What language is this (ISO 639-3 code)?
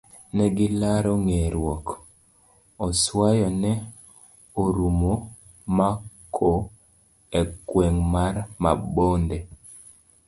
luo